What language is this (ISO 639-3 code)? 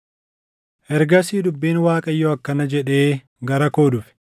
orm